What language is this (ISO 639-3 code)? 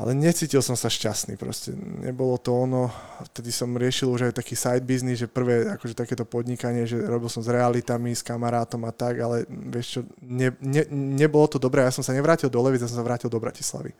slk